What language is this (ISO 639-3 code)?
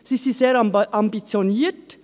gsw